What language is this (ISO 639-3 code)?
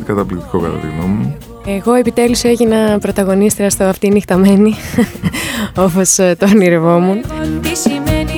ell